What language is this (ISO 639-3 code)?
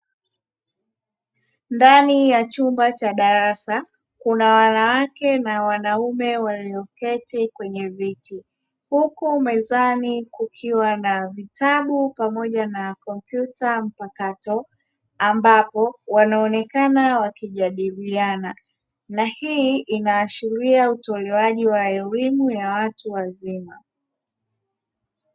swa